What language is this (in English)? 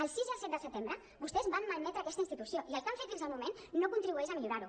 Catalan